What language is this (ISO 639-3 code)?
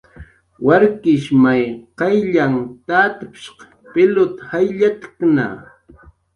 jqr